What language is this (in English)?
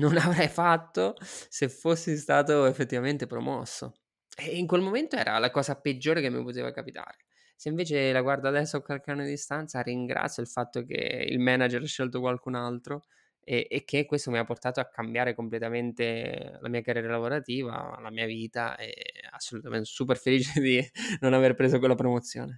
Italian